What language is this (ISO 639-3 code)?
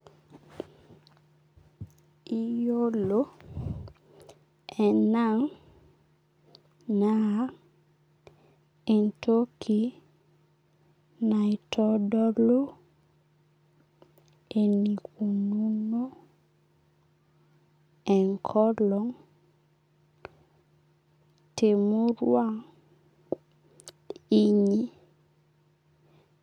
mas